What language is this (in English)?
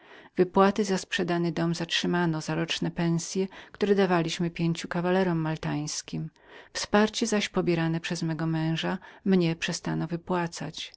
Polish